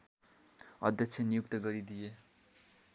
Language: Nepali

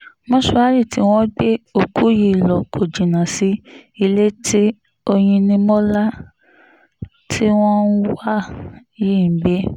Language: Yoruba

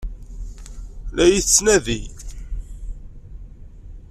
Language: Kabyle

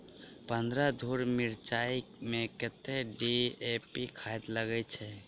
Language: Maithili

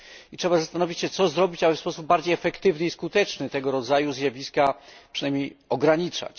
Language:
Polish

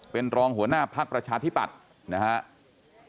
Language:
Thai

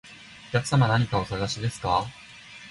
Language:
Japanese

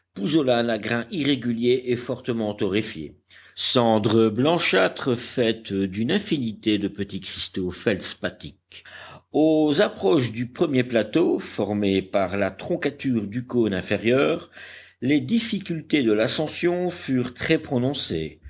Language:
French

